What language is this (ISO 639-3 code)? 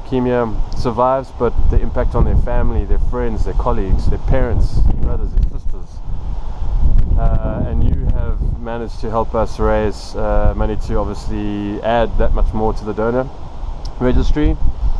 eng